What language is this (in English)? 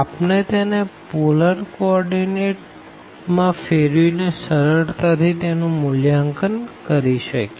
Gujarati